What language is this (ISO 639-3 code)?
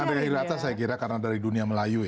ind